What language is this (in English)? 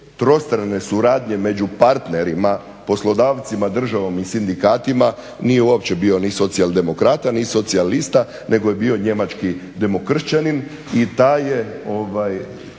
Croatian